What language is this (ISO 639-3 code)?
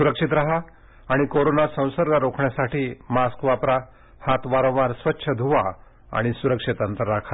mar